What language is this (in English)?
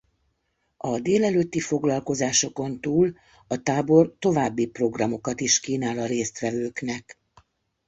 Hungarian